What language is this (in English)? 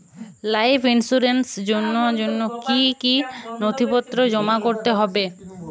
Bangla